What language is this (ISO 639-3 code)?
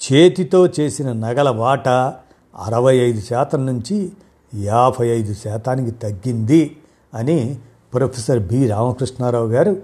tel